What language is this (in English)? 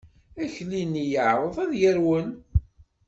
Kabyle